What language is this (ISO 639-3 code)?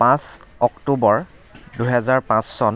asm